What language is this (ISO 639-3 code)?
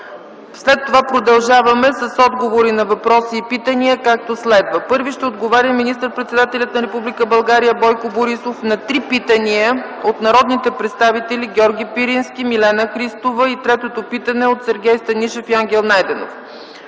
bul